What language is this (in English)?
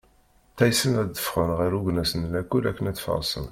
Kabyle